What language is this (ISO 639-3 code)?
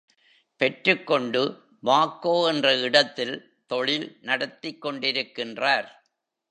tam